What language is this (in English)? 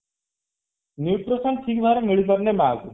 Odia